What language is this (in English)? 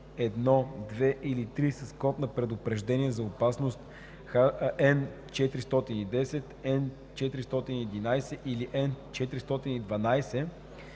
Bulgarian